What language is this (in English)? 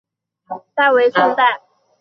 Chinese